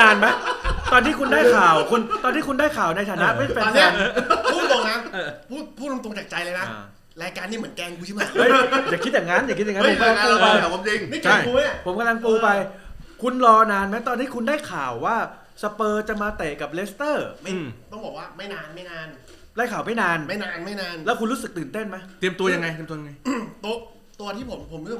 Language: Thai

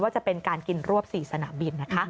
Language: Thai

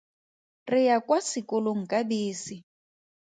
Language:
Tswana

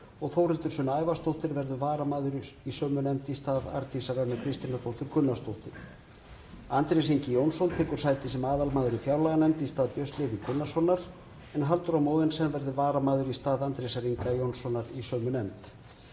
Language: Icelandic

